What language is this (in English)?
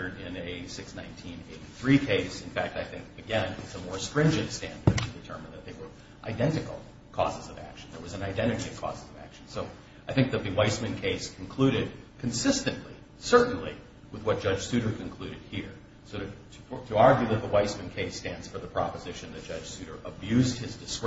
English